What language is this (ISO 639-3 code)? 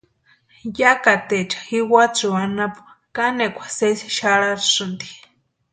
pua